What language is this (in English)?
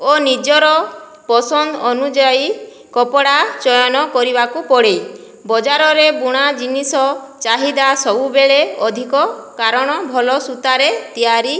Odia